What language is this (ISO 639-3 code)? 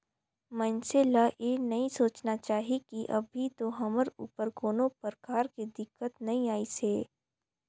hne